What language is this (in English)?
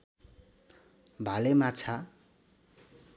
Nepali